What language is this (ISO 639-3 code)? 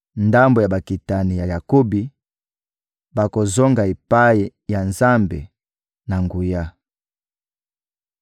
lin